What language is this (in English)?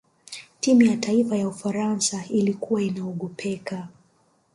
Swahili